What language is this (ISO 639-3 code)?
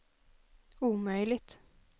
swe